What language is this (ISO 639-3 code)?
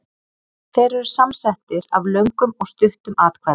isl